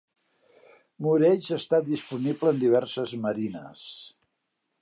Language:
Catalan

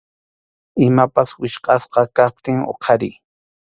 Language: Arequipa-La Unión Quechua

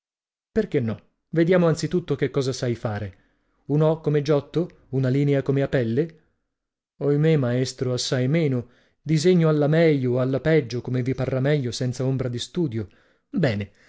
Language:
Italian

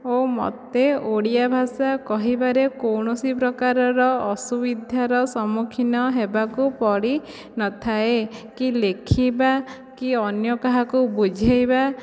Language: Odia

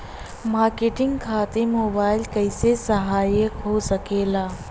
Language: Bhojpuri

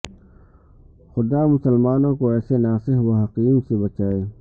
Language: Urdu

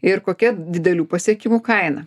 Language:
Lithuanian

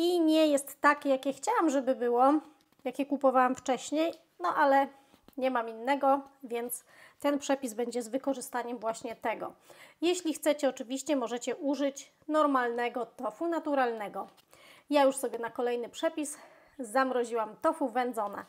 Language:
Polish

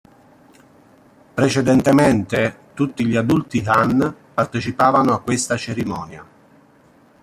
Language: Italian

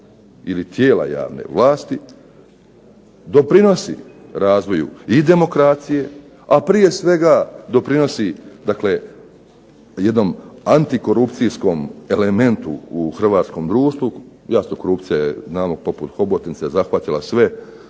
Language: Croatian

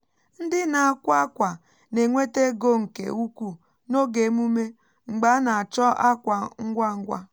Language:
Igbo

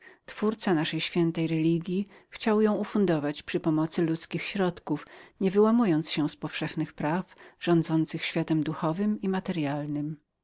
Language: Polish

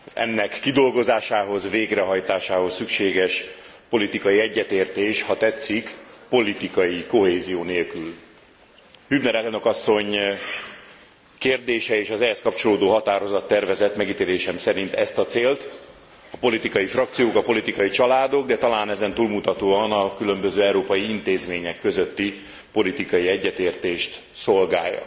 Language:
Hungarian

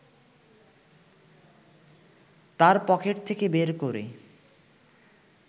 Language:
Bangla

